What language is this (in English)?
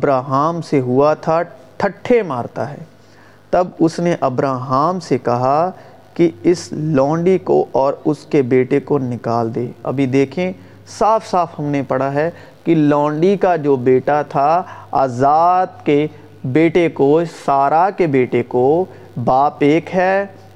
Urdu